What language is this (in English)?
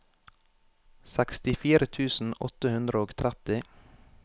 Norwegian